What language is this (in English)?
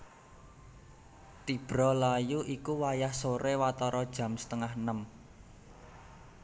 Javanese